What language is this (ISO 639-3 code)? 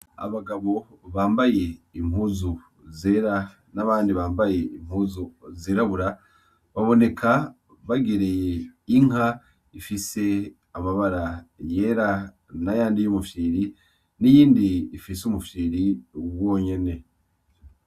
run